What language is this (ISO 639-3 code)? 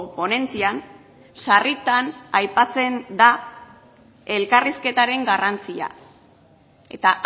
eus